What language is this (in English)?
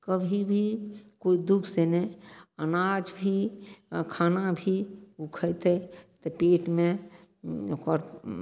Maithili